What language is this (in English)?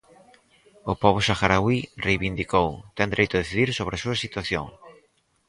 Galician